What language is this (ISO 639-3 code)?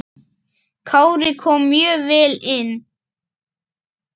isl